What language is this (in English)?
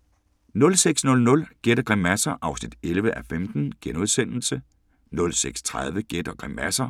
Danish